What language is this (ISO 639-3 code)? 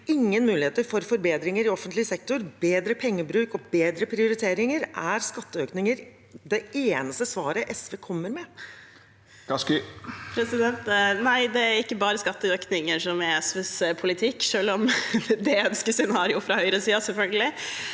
nor